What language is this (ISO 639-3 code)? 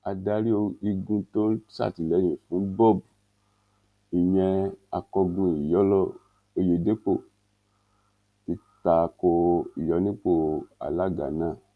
yor